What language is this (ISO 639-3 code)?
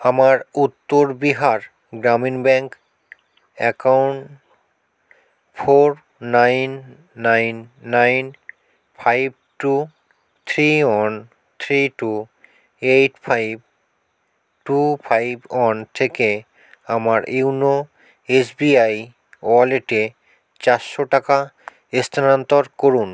ben